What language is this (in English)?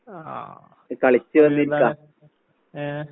Malayalam